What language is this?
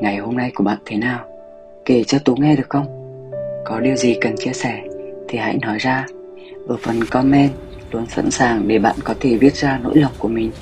Vietnamese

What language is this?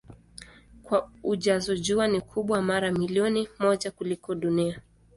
Swahili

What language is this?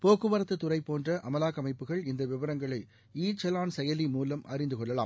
Tamil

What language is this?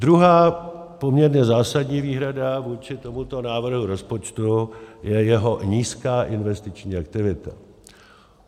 Czech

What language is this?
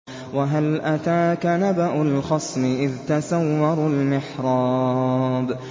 Arabic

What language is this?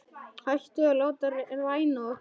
Icelandic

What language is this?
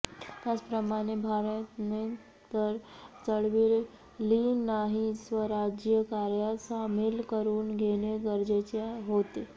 Marathi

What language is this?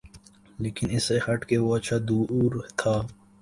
Urdu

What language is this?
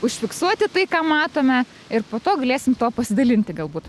Lithuanian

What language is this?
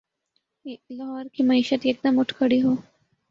Urdu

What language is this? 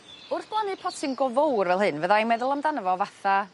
Welsh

